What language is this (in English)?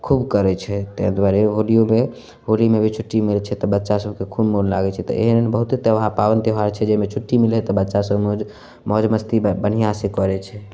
Maithili